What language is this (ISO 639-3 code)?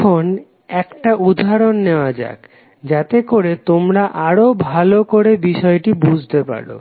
ben